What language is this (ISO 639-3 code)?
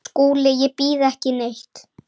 isl